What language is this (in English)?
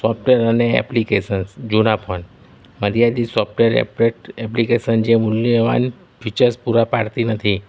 Gujarati